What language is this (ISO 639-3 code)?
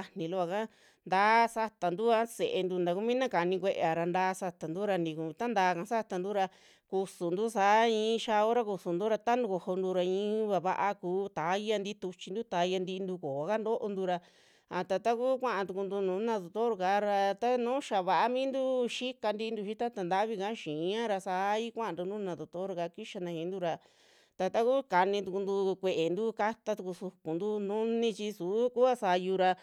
jmx